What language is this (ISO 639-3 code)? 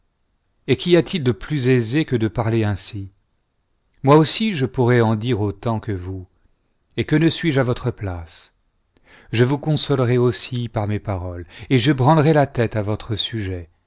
fra